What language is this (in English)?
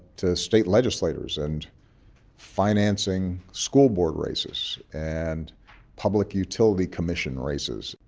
English